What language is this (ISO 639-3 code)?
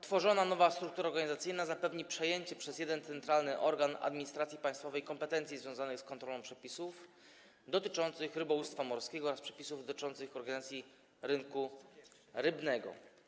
pol